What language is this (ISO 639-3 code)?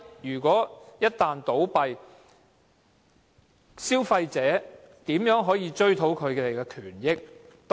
yue